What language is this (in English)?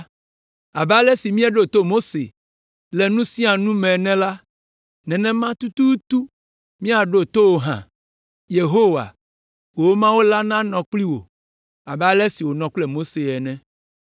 Ewe